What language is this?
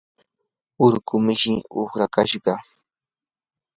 Yanahuanca Pasco Quechua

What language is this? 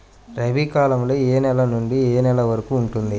Telugu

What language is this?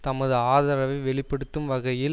Tamil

